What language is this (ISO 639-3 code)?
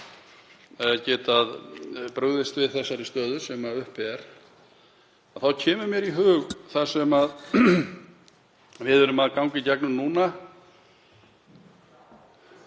isl